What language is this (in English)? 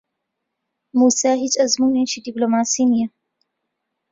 Central Kurdish